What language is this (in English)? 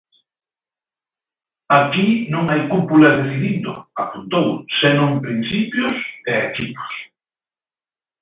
Galician